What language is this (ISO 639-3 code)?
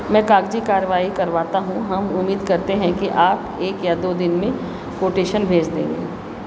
hin